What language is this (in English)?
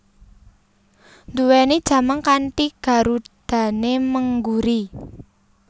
Javanese